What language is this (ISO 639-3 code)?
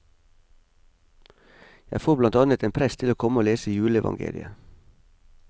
nor